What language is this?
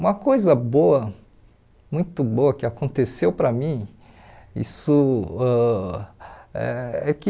Portuguese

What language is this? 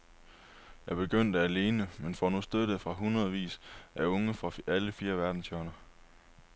Danish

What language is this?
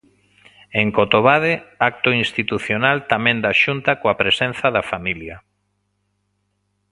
Galician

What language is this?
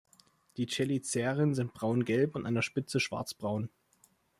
German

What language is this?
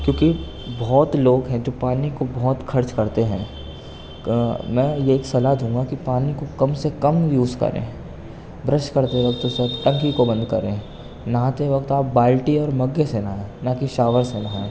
Urdu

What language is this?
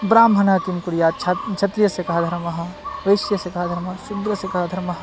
Sanskrit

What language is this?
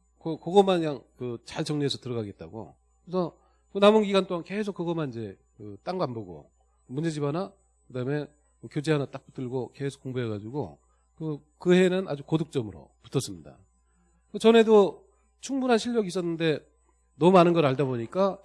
Korean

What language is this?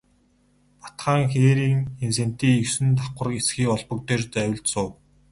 Mongolian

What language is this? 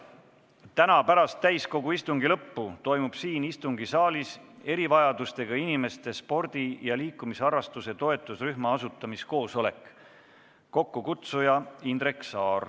Estonian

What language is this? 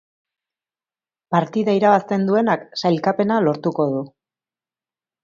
Basque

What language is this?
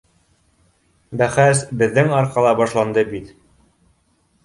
Bashkir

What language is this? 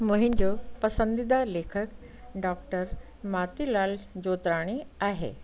Sindhi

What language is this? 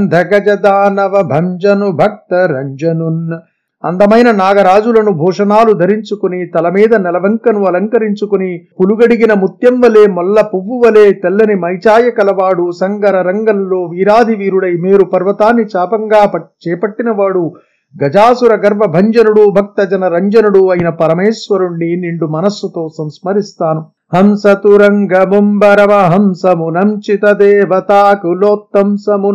Telugu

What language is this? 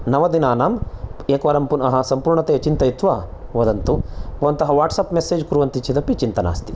Sanskrit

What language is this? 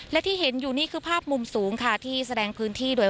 Thai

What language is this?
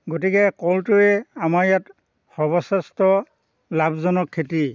Assamese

